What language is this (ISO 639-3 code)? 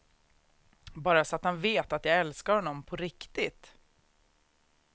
swe